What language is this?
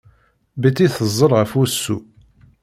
Kabyle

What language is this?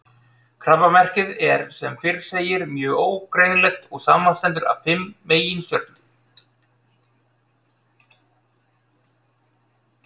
Icelandic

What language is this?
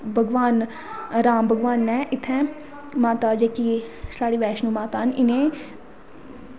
Dogri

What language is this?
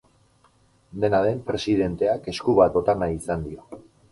Basque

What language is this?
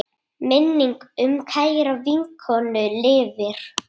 Icelandic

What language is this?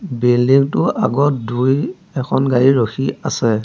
Assamese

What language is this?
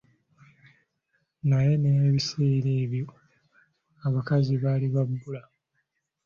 Ganda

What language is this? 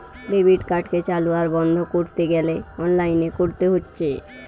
Bangla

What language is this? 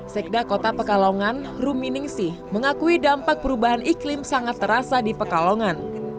Indonesian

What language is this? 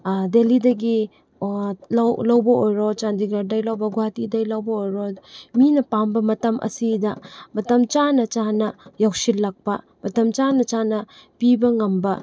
Manipuri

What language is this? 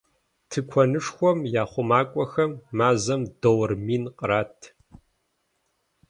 Kabardian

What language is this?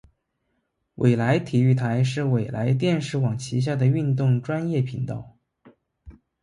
Chinese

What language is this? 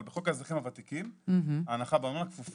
Hebrew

